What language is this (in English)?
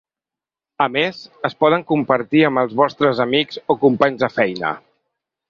Catalan